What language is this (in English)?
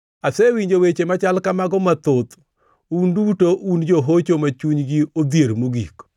Luo (Kenya and Tanzania)